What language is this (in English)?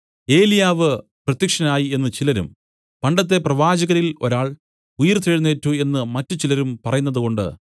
Malayalam